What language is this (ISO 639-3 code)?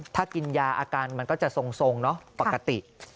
tha